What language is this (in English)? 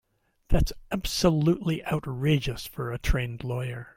English